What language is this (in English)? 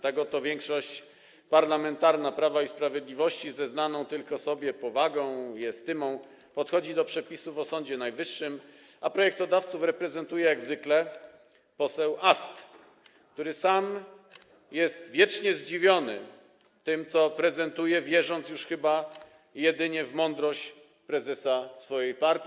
Polish